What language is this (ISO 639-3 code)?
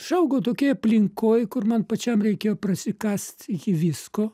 lit